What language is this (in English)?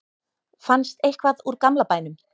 Icelandic